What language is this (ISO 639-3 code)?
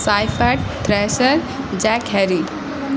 urd